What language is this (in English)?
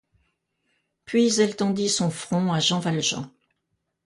French